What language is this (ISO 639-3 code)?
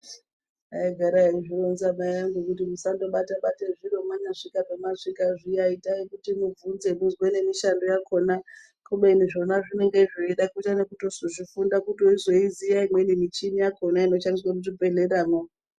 ndc